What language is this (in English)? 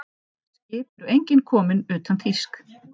Icelandic